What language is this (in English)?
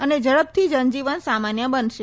Gujarati